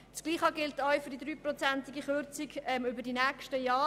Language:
Swiss German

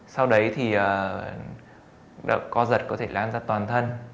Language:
Vietnamese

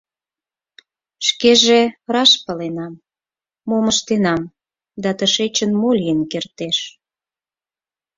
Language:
Mari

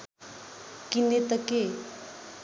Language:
Nepali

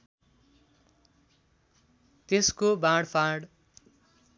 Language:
Nepali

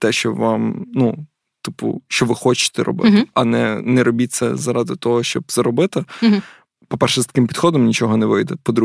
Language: Ukrainian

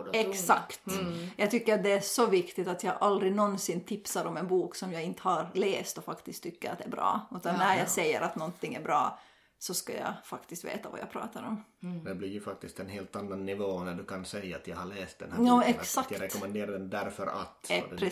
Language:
Swedish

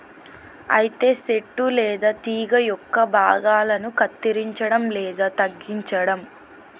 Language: Telugu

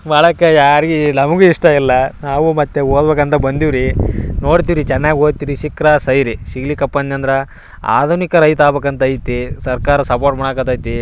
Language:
Kannada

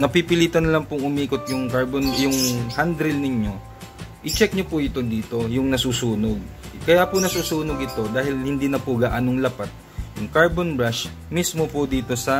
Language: Filipino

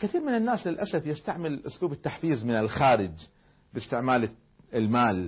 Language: Arabic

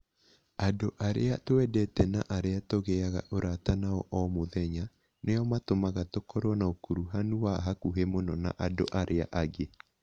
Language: Kikuyu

